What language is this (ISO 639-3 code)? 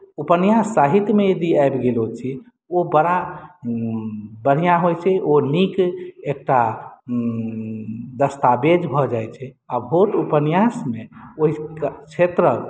mai